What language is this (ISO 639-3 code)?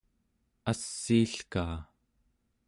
esu